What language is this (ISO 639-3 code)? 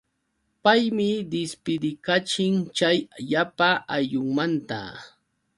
qux